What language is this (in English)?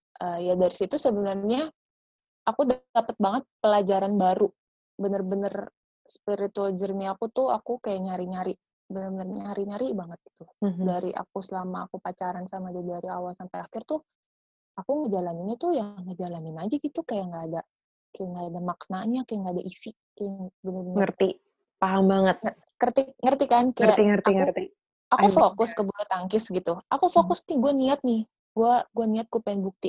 Indonesian